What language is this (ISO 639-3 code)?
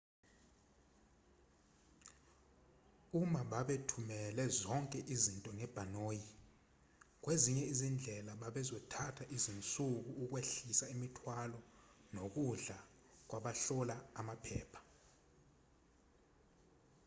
zul